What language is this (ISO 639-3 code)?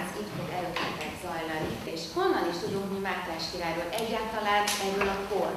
hun